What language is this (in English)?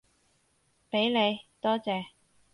Cantonese